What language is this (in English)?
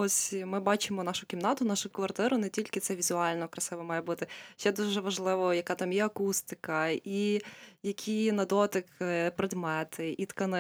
Ukrainian